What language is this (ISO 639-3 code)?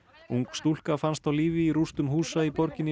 isl